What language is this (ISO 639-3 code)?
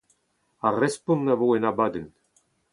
bre